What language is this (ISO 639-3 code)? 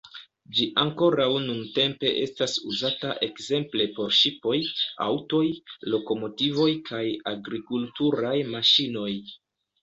epo